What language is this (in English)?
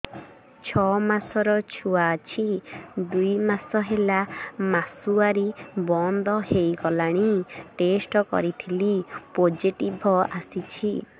Odia